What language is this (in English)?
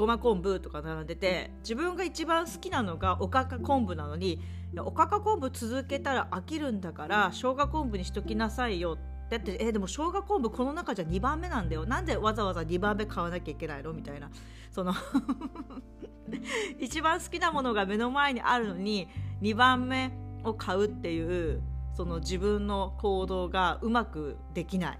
Japanese